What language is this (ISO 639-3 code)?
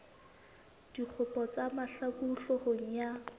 sot